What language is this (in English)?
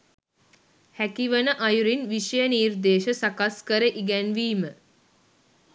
Sinhala